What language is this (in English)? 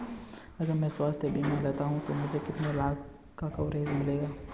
Hindi